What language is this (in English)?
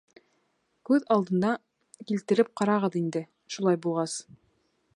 Bashkir